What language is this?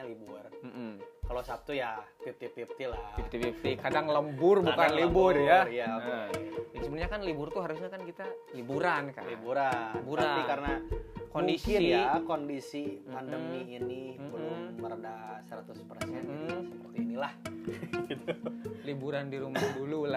Indonesian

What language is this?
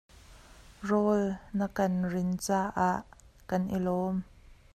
Hakha Chin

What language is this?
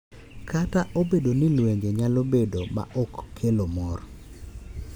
Luo (Kenya and Tanzania)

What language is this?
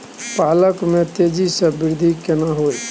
Maithili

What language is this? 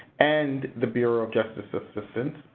English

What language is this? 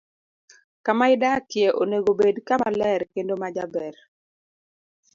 Luo (Kenya and Tanzania)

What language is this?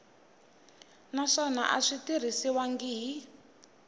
Tsonga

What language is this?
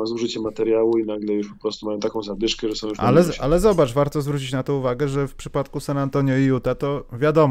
Polish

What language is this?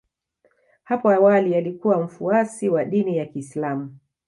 Swahili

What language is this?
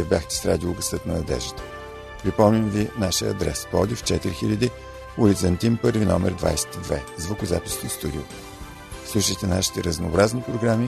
Bulgarian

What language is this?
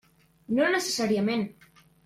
Catalan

